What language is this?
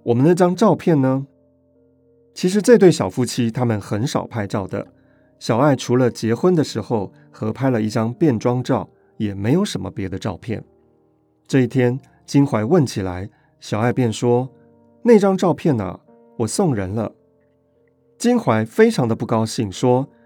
Chinese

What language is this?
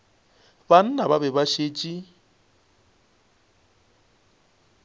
Northern Sotho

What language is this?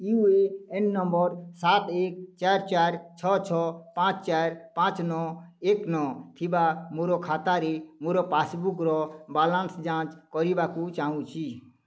Odia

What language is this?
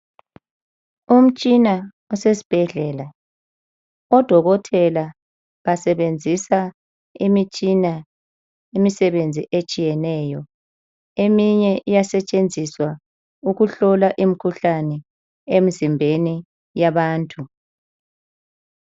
North Ndebele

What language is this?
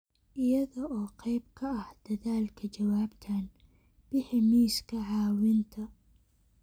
Somali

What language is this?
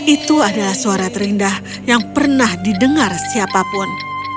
Indonesian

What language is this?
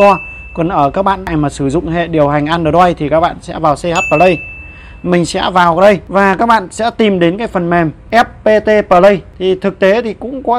Vietnamese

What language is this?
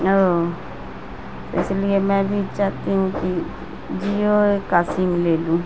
Urdu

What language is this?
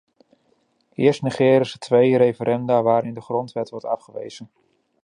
Dutch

